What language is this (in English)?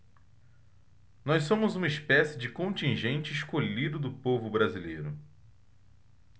Portuguese